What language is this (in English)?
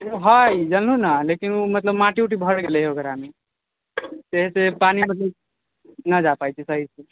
Maithili